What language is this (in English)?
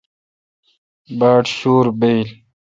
Kalkoti